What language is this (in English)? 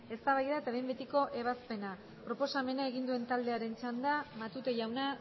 Basque